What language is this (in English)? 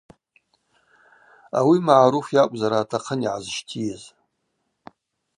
Abaza